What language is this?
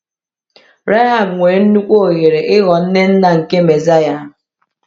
Igbo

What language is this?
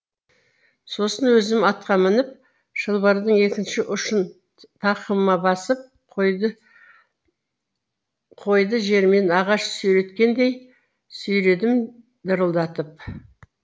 Kazakh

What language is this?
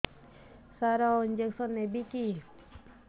Odia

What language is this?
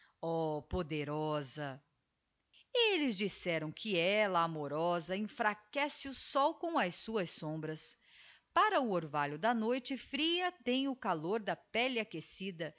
Portuguese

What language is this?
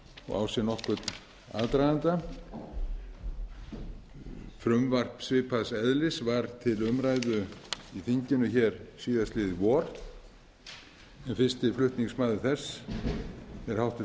Icelandic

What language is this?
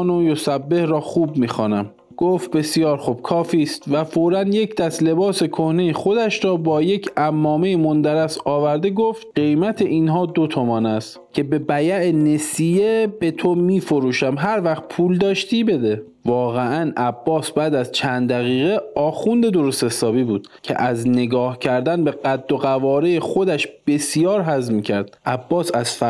Persian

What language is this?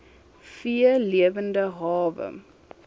Afrikaans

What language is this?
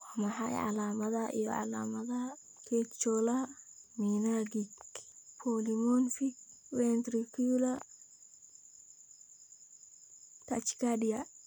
Somali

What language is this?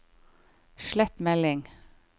Norwegian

